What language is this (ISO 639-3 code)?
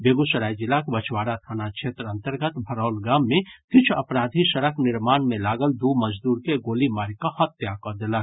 mai